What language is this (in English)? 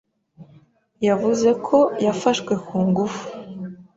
Kinyarwanda